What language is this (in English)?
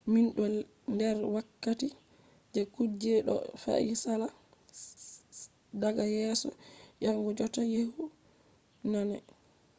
Fula